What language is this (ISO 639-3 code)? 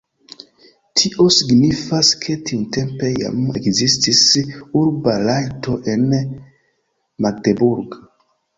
epo